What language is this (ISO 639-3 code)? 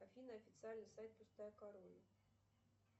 rus